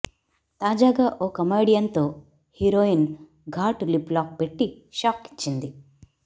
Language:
Telugu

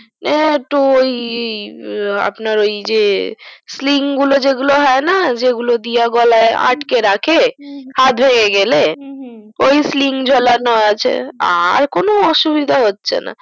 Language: Bangla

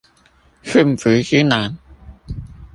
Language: Chinese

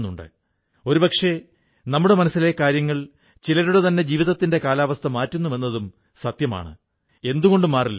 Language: Malayalam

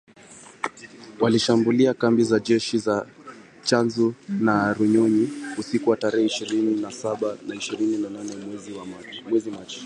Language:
Swahili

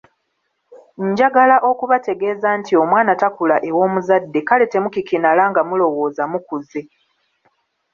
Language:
Ganda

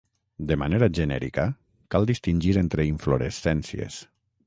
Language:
Catalan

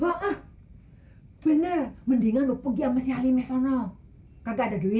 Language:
Indonesian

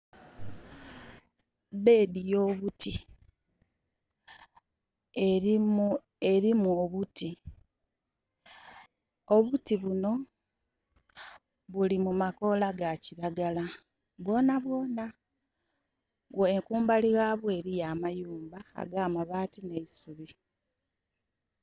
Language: Soga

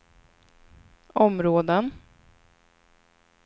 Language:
Swedish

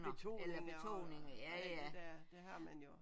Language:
Danish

